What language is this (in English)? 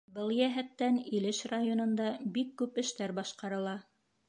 Bashkir